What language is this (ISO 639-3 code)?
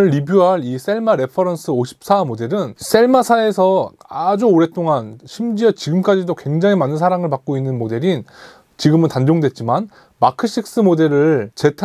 kor